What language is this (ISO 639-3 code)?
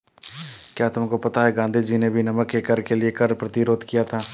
hin